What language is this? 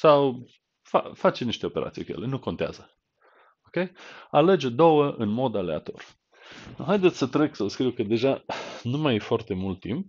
Romanian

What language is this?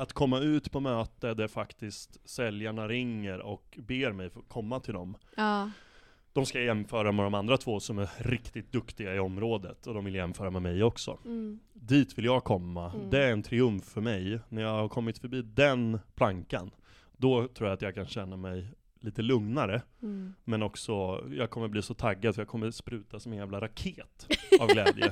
Swedish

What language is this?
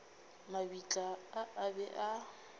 Northern Sotho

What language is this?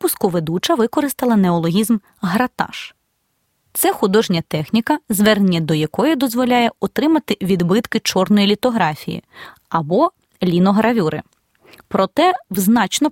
Ukrainian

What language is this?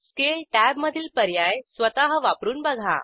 Marathi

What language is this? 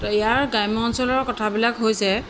Assamese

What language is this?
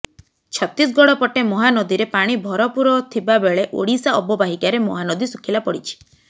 Odia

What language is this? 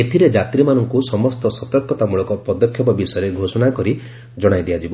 Odia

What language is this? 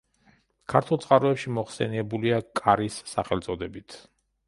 Georgian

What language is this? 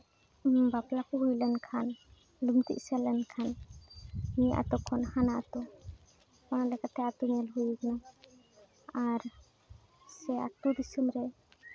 Santali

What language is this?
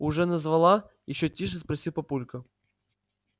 Russian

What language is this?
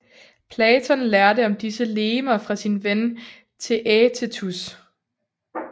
Danish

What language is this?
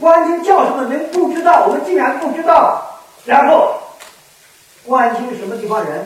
Chinese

